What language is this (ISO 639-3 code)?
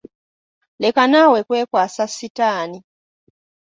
lug